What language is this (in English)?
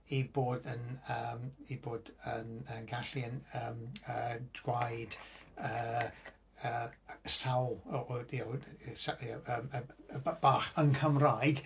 Welsh